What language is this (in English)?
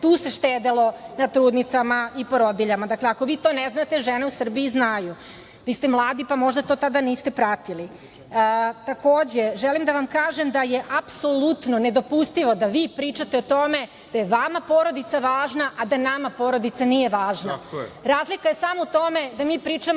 Serbian